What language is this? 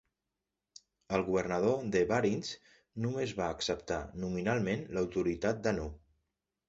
Catalan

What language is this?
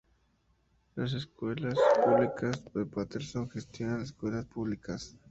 Spanish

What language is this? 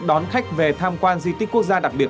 Vietnamese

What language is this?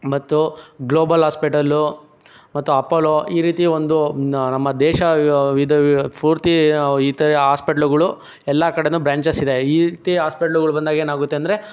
Kannada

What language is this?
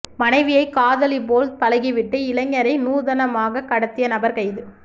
Tamil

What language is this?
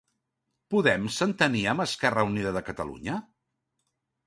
Catalan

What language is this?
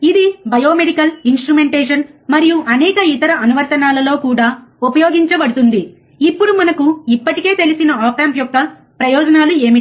Telugu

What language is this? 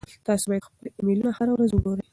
Pashto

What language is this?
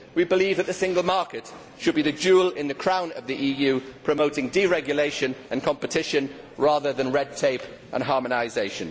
English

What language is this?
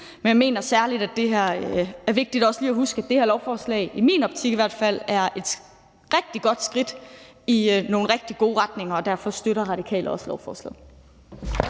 Danish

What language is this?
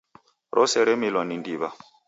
Taita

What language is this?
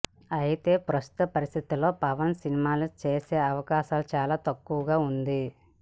Telugu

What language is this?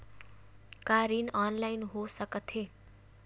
Chhattisgarhi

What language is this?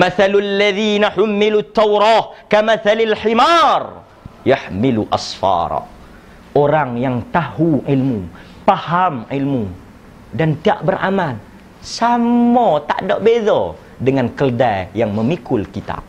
Malay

